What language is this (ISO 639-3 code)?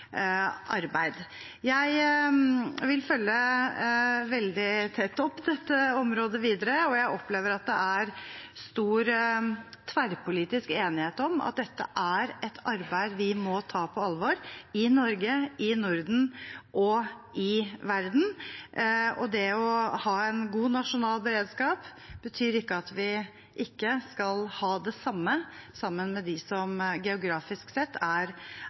nob